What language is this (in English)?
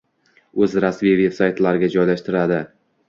Uzbek